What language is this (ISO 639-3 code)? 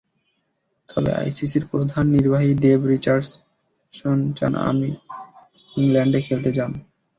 ben